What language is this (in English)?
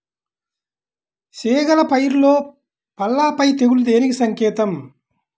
Telugu